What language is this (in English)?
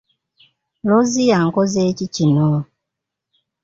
Ganda